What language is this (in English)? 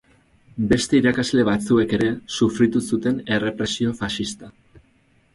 Basque